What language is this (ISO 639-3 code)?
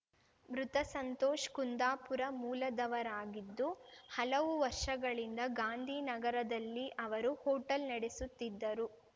kan